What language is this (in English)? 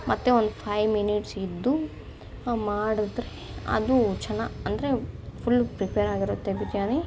Kannada